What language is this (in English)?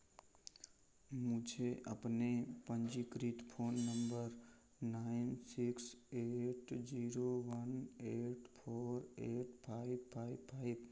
Hindi